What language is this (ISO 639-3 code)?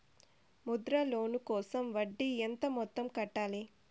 tel